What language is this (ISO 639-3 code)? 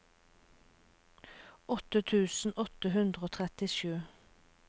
nor